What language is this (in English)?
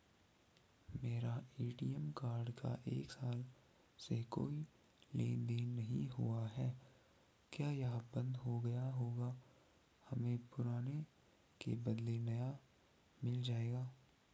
Hindi